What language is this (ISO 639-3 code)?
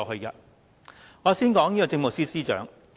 yue